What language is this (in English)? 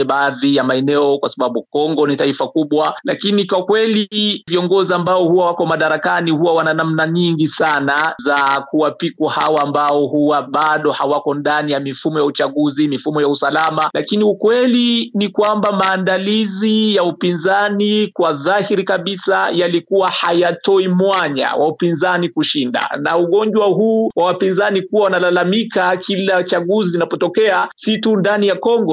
Swahili